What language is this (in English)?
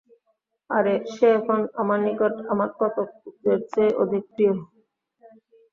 Bangla